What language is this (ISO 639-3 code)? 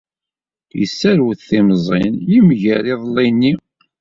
kab